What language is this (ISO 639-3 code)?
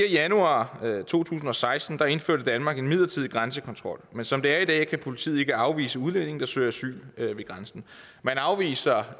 dan